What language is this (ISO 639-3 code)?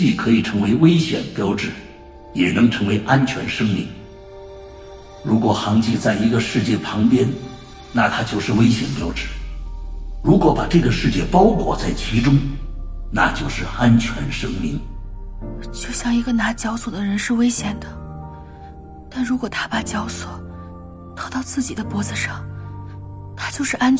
zho